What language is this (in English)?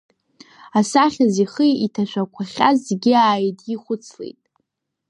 Abkhazian